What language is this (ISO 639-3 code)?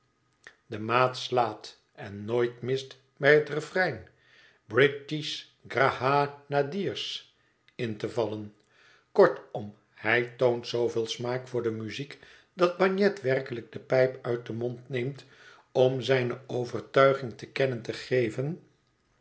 nld